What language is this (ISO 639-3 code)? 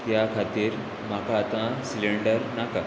kok